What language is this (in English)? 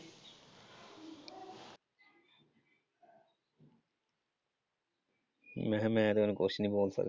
Punjabi